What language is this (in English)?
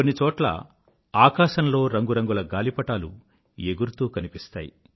Telugu